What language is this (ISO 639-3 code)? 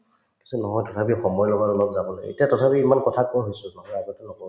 asm